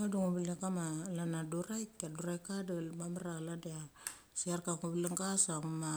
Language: Mali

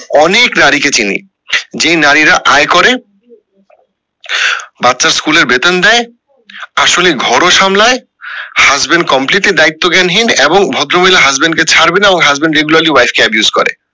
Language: Bangla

